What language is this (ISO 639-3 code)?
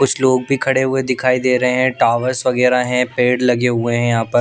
hin